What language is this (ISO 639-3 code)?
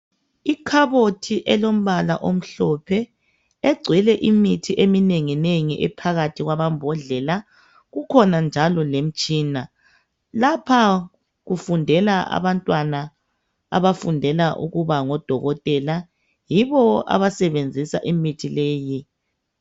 nde